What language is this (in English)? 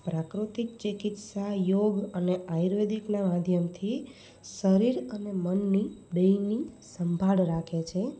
Gujarati